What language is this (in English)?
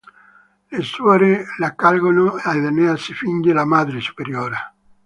Italian